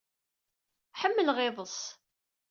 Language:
Kabyle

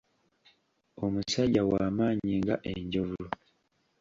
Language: Ganda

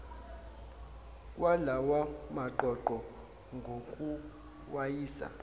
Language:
Zulu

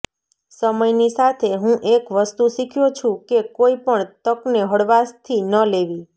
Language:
Gujarati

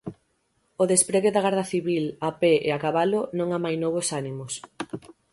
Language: Galician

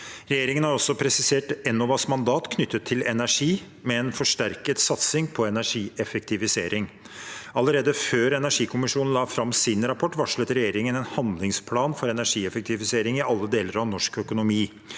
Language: Norwegian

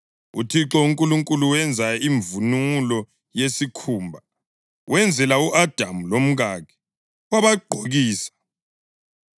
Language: North Ndebele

